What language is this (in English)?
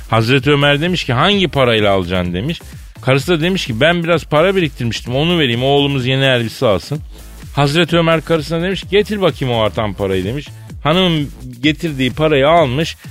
Turkish